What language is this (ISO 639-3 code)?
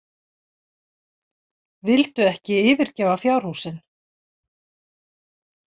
isl